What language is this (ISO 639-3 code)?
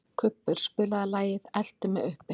isl